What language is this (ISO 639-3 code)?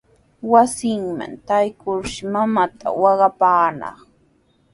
qws